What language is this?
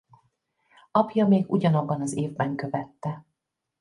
Hungarian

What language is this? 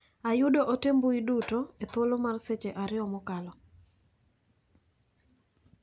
Luo (Kenya and Tanzania)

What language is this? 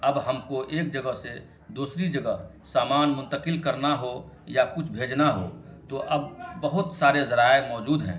Urdu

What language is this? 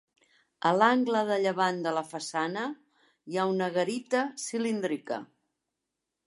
Catalan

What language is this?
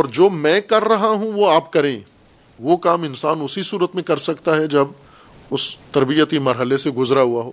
Urdu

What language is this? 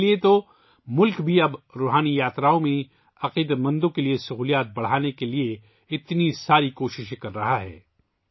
Urdu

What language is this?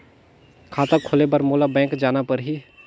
Chhattisgarhi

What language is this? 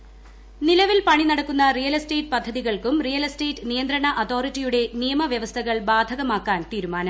Malayalam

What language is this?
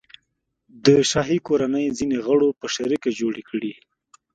Pashto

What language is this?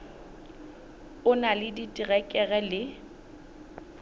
Southern Sotho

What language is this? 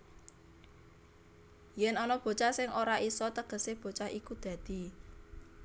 Javanese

